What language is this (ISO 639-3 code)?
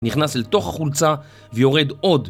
heb